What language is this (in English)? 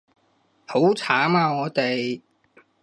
Cantonese